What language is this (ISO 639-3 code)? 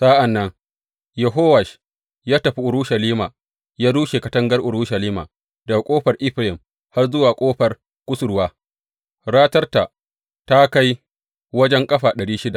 hau